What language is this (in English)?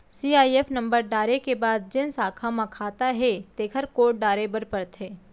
Chhattisgarhi